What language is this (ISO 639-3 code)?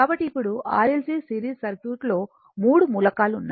tel